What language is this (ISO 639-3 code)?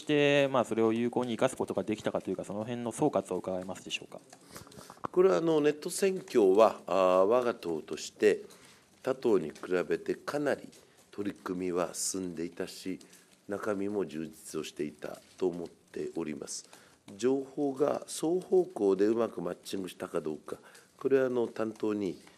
jpn